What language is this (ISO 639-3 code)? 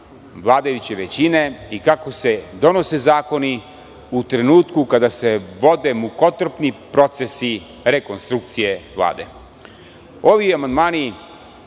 srp